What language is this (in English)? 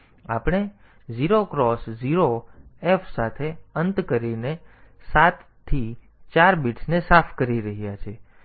Gujarati